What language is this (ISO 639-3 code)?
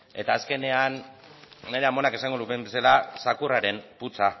eus